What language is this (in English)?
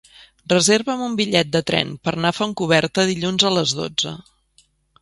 Catalan